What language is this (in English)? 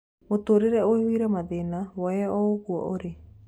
Kikuyu